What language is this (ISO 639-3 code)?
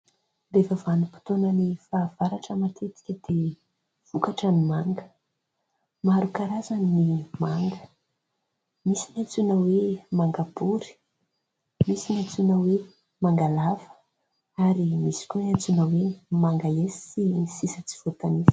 mlg